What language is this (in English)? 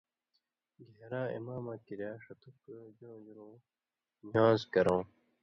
Indus Kohistani